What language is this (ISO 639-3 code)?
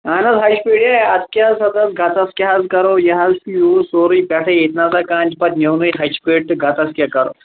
kas